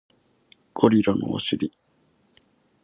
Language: Japanese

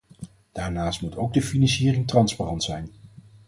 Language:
Dutch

